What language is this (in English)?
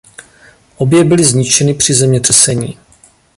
Czech